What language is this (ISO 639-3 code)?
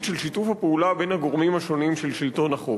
heb